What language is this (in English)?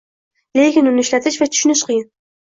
Uzbek